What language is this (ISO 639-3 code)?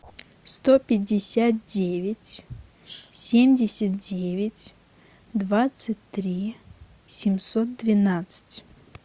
rus